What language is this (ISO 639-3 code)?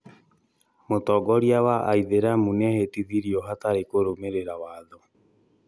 kik